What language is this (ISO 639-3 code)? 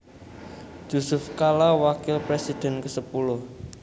jav